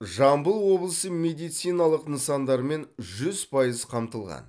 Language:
Kazakh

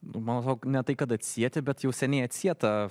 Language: Lithuanian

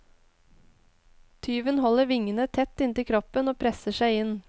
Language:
Norwegian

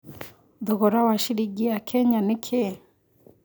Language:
Kikuyu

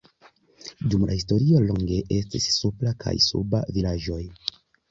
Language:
Esperanto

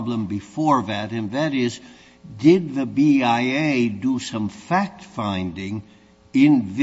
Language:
English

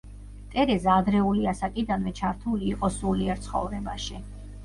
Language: Georgian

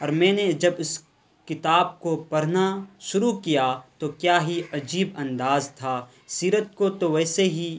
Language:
Urdu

